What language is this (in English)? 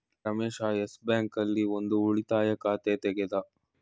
Kannada